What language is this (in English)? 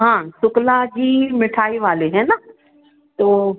Hindi